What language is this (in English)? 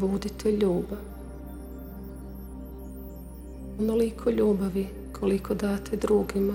Croatian